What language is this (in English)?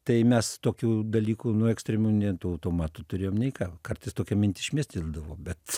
Lithuanian